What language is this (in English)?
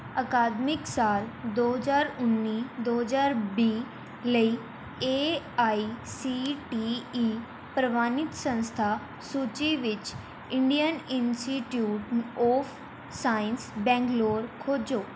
Punjabi